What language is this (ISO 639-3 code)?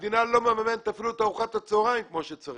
heb